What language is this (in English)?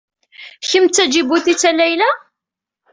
Kabyle